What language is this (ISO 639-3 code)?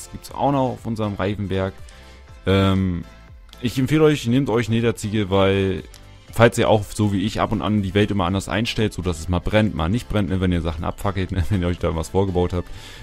deu